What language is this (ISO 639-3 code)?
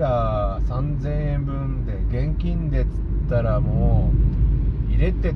jpn